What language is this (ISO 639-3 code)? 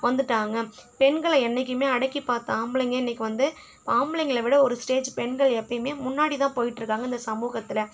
tam